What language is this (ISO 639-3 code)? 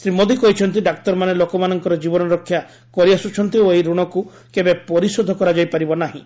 ori